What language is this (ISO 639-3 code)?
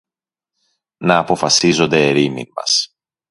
ell